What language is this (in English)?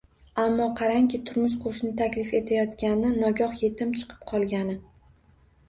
Uzbek